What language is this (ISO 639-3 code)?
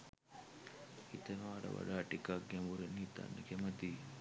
sin